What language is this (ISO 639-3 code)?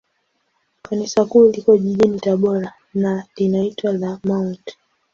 swa